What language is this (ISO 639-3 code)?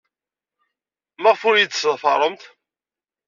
kab